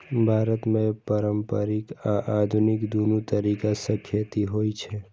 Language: Maithili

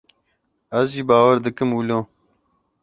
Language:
Kurdish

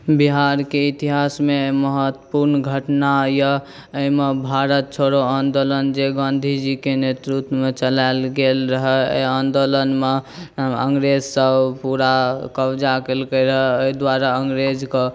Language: Maithili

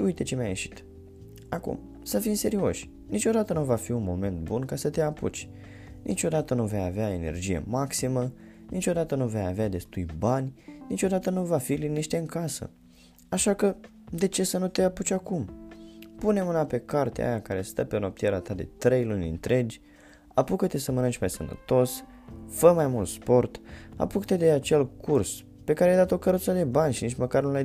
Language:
Romanian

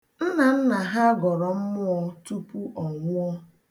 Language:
Igbo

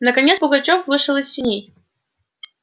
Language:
Russian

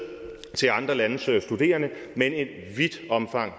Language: Danish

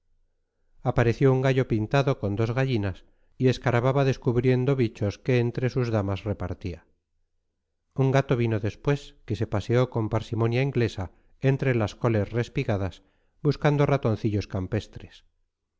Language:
Spanish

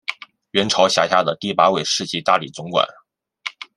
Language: Chinese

